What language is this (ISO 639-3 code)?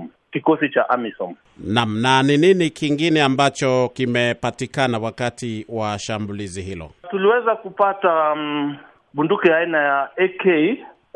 swa